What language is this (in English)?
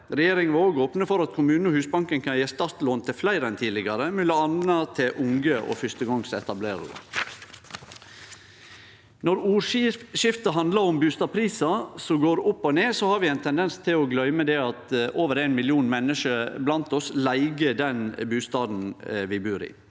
Norwegian